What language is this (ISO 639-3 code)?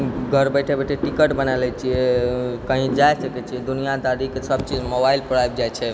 mai